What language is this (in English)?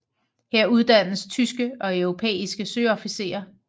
Danish